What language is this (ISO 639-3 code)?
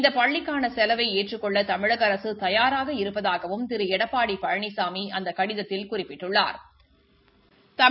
tam